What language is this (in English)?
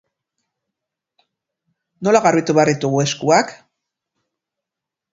Basque